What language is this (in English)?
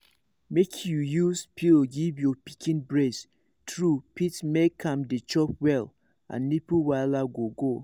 Nigerian Pidgin